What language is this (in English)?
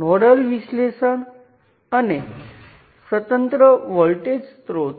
Gujarati